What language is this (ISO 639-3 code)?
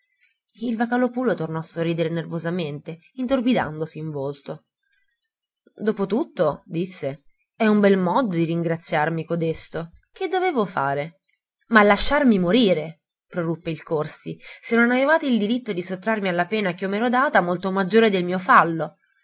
ita